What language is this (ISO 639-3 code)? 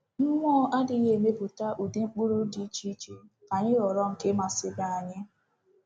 ibo